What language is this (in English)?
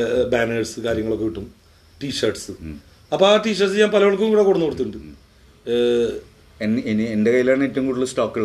Malayalam